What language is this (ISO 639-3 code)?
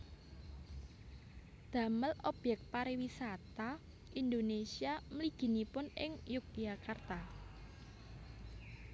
jav